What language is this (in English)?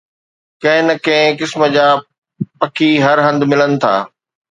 Sindhi